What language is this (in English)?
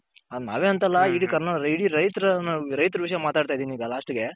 Kannada